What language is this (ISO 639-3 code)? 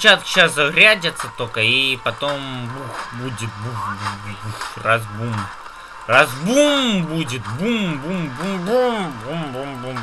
rus